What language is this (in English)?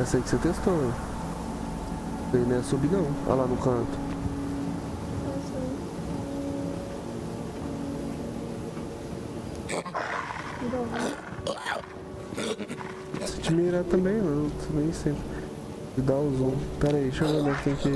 Portuguese